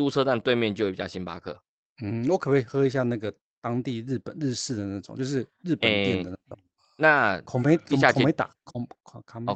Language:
Chinese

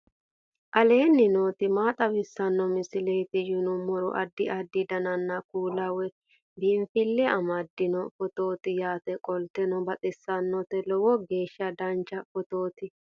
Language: Sidamo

